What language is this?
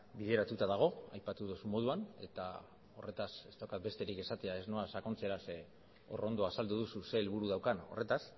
Basque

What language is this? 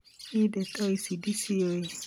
Kikuyu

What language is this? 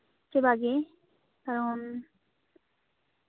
Santali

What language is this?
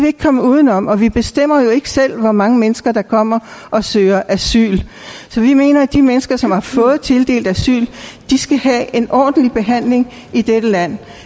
Danish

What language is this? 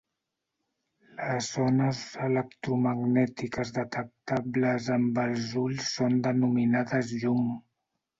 Catalan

